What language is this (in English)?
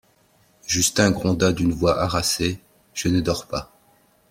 French